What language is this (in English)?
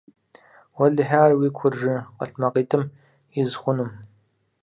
Kabardian